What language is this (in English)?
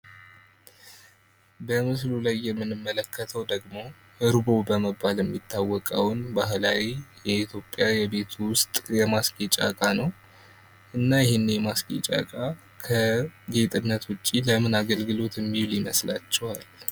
Amharic